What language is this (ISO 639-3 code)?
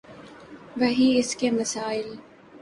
urd